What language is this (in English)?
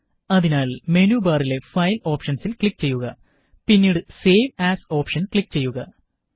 Malayalam